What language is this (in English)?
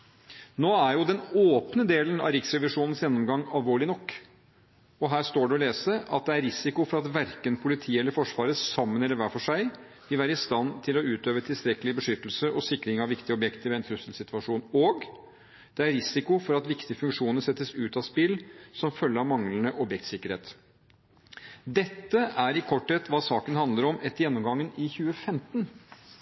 Norwegian Bokmål